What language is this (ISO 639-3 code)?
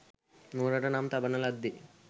sin